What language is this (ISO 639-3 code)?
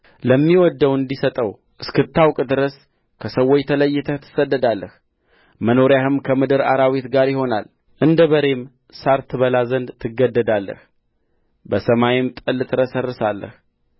amh